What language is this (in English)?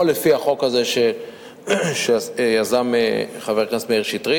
Hebrew